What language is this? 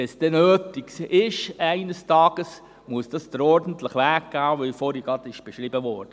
Swiss German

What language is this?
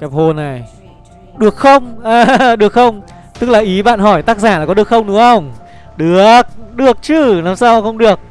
Vietnamese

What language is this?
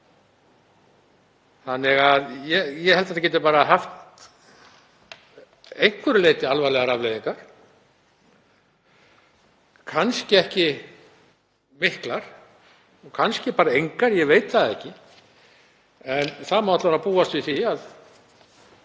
Icelandic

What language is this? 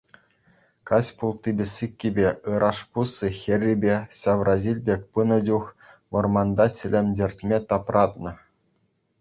Chuvash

